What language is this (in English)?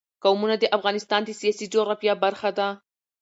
Pashto